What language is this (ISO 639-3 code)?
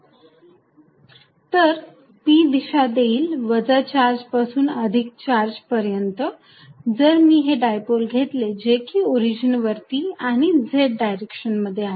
mar